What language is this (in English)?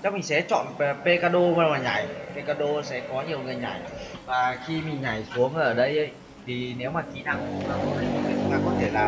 Vietnamese